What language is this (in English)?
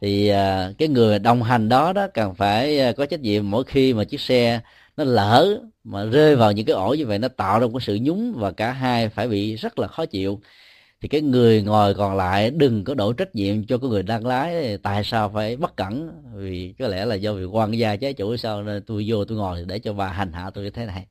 Vietnamese